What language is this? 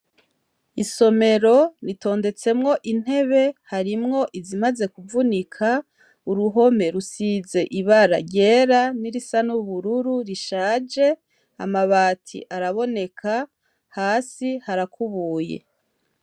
Rundi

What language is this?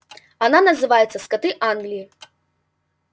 Russian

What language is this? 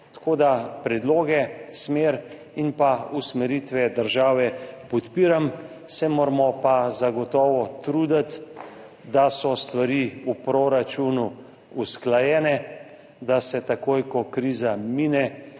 Slovenian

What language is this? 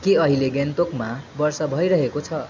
Nepali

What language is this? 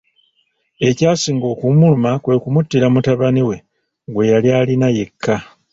Ganda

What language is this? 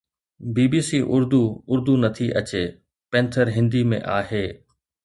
Sindhi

